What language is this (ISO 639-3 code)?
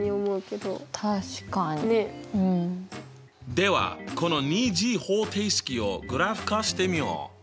jpn